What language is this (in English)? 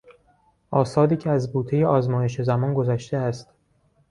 Persian